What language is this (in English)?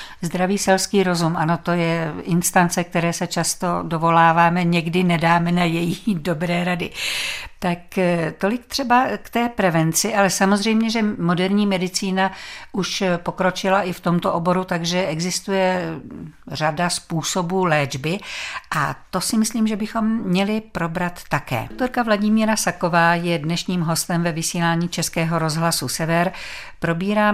Czech